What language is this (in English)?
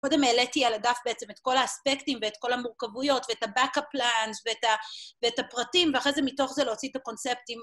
Hebrew